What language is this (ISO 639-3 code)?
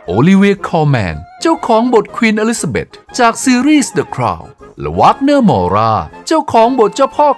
tha